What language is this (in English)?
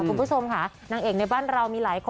Thai